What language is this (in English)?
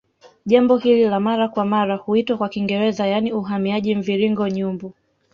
Swahili